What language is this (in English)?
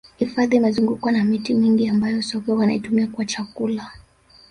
Swahili